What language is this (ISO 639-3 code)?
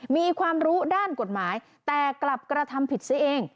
tha